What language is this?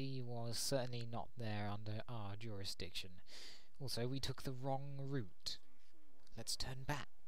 English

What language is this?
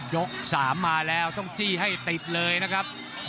Thai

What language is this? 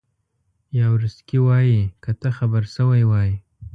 Pashto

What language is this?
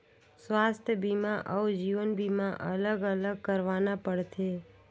Chhattisgarhi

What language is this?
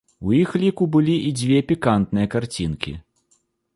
Belarusian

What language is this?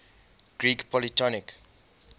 English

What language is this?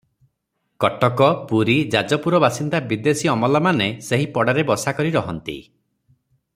Odia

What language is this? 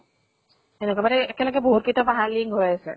Assamese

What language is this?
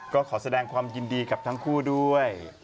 Thai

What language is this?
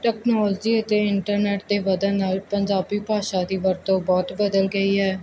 Punjabi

